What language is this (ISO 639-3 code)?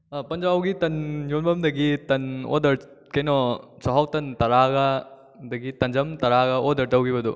mni